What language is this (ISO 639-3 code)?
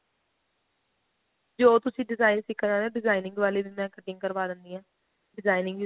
pan